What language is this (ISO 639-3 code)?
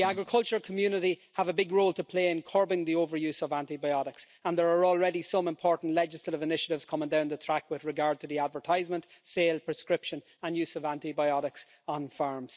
eng